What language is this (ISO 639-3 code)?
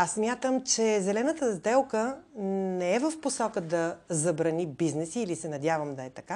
bul